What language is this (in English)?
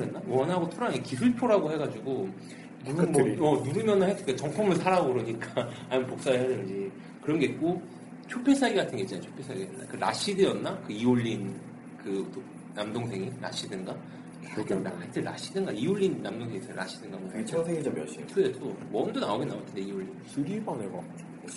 Korean